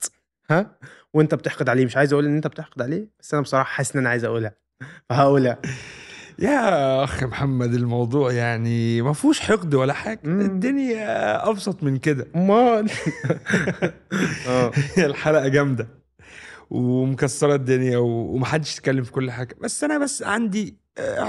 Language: Arabic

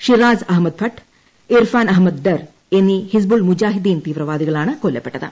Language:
Malayalam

